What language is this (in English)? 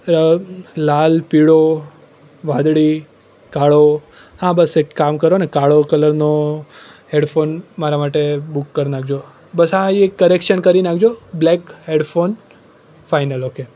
Gujarati